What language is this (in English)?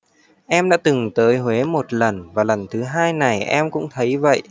Vietnamese